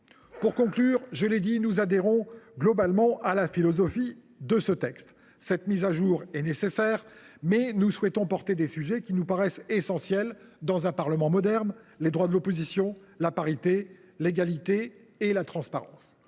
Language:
French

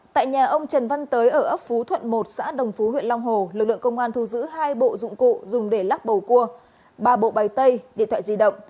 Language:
Vietnamese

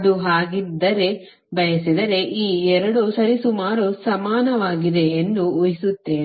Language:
Kannada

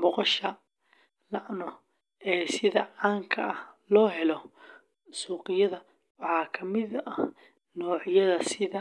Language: Somali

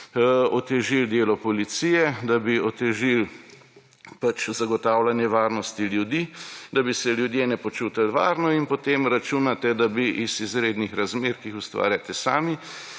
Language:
Slovenian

